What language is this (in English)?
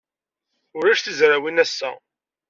Kabyle